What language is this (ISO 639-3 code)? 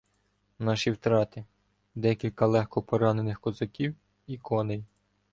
ukr